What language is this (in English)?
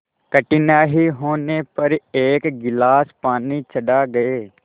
Hindi